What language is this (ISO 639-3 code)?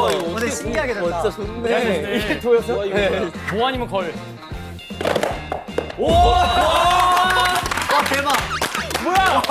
kor